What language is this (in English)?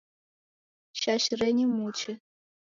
Taita